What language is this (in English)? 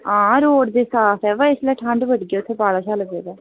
Dogri